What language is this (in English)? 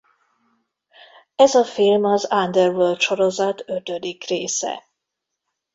Hungarian